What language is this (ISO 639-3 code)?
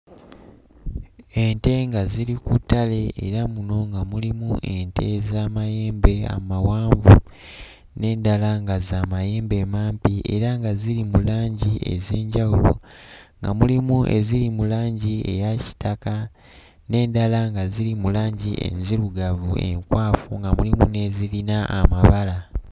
lug